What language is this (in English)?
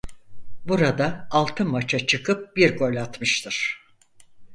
Turkish